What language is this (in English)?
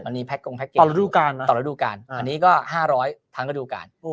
Thai